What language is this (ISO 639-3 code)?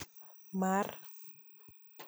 luo